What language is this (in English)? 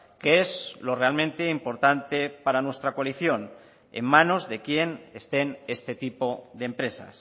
Spanish